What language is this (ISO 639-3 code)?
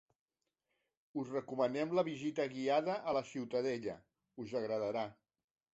cat